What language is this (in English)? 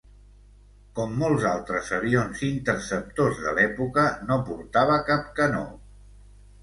Catalan